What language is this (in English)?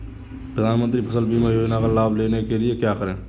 Hindi